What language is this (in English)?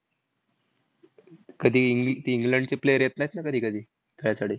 Marathi